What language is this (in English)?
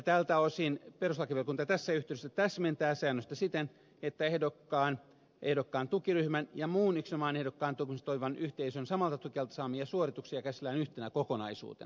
Finnish